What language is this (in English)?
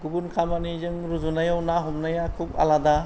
Bodo